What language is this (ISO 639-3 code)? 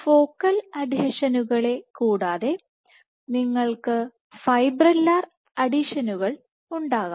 mal